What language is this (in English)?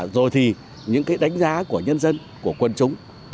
Vietnamese